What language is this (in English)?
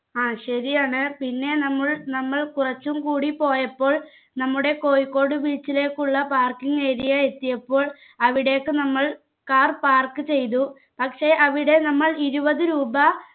Malayalam